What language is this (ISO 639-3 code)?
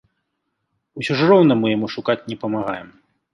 bel